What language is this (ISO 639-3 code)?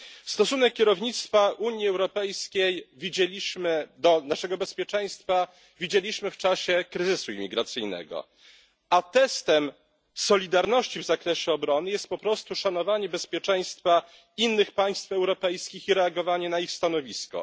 pol